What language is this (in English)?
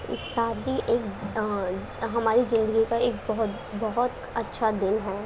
Urdu